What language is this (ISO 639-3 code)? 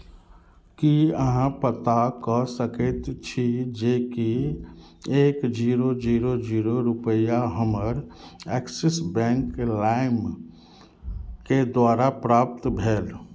mai